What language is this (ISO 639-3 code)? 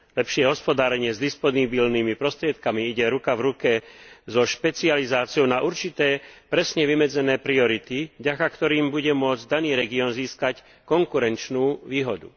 slk